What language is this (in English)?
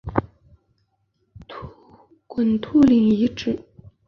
Chinese